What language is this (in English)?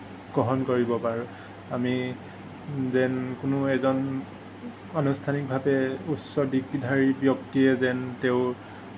Assamese